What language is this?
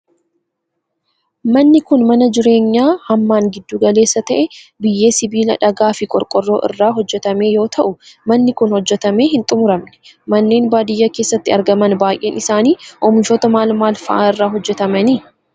Oromo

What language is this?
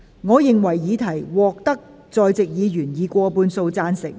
Cantonese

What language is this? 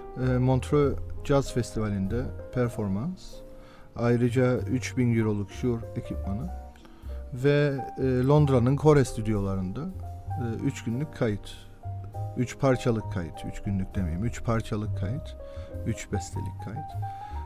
Turkish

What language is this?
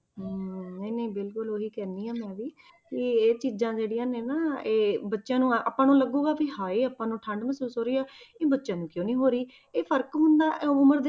Punjabi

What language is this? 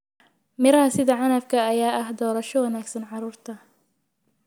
Somali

